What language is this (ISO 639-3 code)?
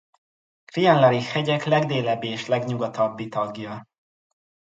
hun